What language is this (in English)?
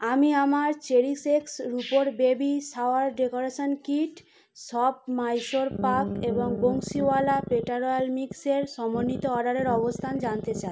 Bangla